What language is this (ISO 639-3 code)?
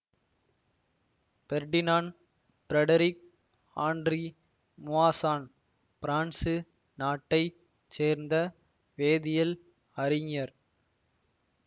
tam